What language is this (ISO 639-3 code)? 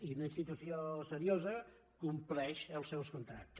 cat